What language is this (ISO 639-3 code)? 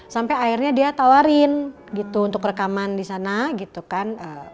ind